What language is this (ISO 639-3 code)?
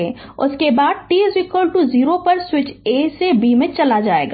hin